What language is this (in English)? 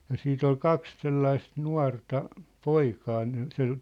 Finnish